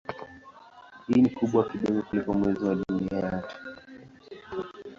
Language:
Swahili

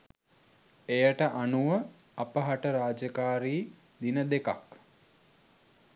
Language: Sinhala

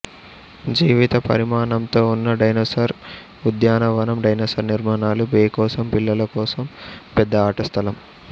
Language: Telugu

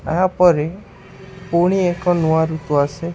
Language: Odia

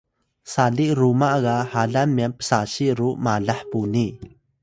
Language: Atayal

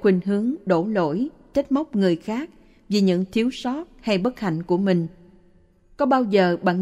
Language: Vietnamese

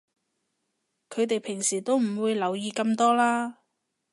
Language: Cantonese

